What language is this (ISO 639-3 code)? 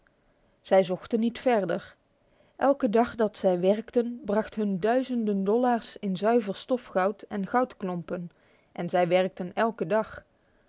nld